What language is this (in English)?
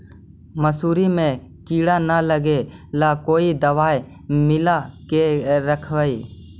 Magahi